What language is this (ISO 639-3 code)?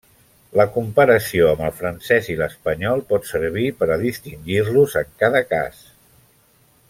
cat